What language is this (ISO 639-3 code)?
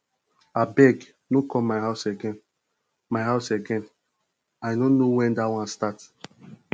pcm